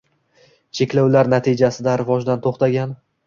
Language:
Uzbek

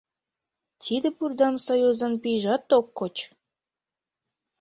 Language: Mari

